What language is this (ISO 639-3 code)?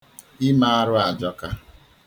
ibo